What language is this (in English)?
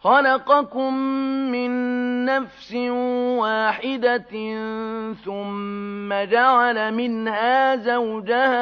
Arabic